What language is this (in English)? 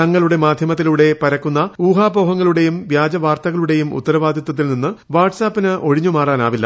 Malayalam